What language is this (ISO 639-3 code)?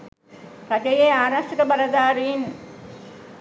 sin